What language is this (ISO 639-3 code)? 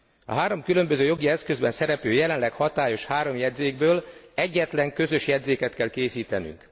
hun